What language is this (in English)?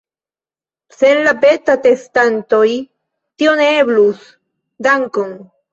Esperanto